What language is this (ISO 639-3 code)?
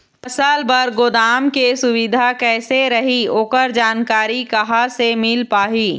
hne